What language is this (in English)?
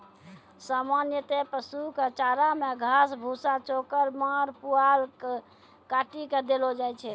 Maithili